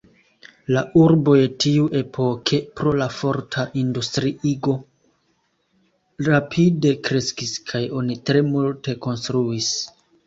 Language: Esperanto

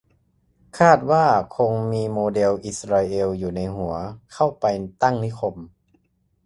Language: Thai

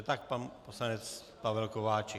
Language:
Czech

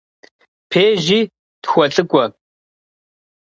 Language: Kabardian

